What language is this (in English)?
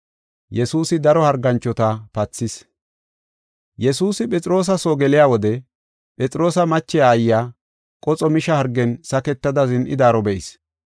Gofa